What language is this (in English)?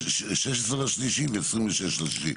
Hebrew